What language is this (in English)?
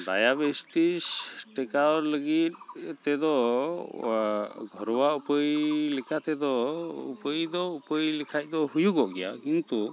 Santali